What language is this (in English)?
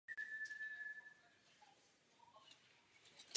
Czech